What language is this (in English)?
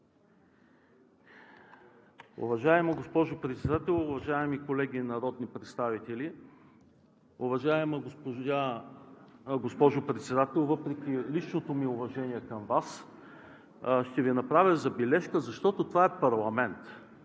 Bulgarian